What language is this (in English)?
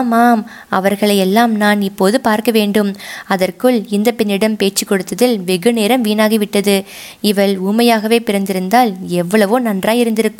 Tamil